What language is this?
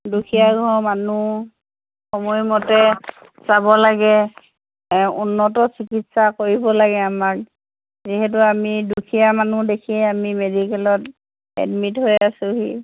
Assamese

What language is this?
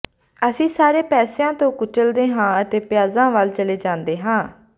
Punjabi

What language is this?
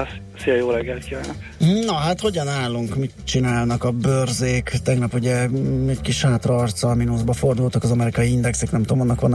Hungarian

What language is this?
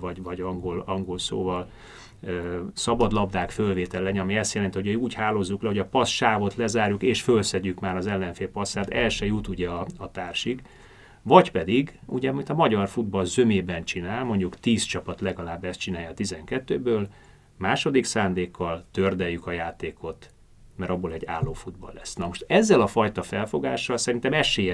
Hungarian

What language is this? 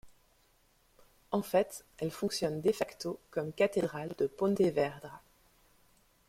French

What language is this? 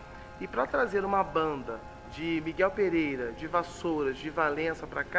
Portuguese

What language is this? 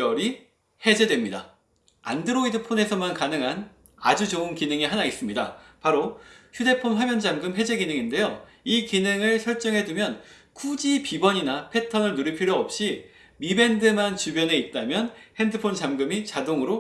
Korean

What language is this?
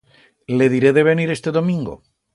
Aragonese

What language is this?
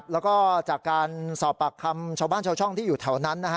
Thai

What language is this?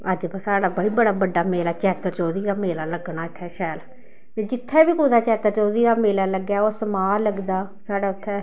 Dogri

